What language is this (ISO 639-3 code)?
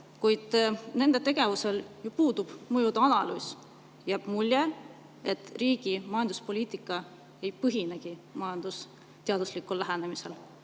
est